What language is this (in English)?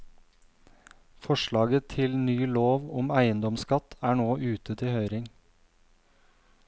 Norwegian